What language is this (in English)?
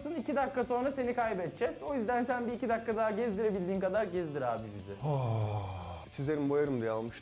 Turkish